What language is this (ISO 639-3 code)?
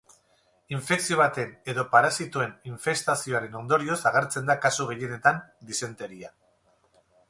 eus